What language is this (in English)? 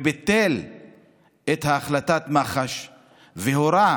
Hebrew